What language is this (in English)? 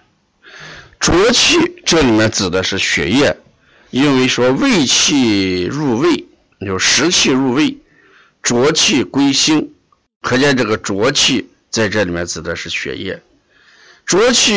Chinese